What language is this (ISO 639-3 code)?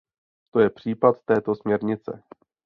ces